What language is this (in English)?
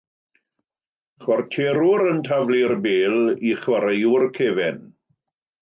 Welsh